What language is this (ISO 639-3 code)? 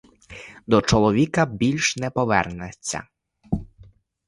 ukr